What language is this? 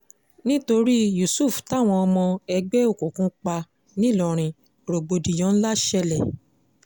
Yoruba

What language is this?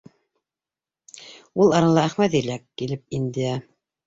Bashkir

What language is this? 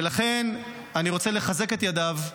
Hebrew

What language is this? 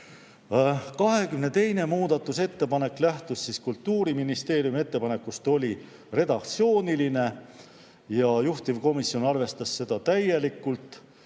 Estonian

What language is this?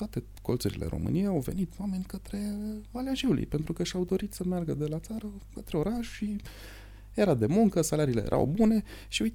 Romanian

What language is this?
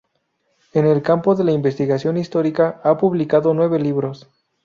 Spanish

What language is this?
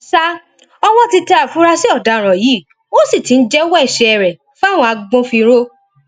Yoruba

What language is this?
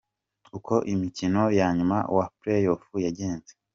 Kinyarwanda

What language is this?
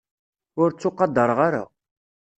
Kabyle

